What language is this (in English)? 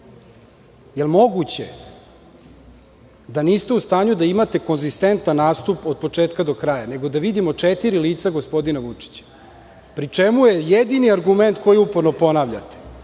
Serbian